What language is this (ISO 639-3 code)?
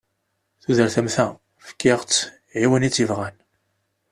kab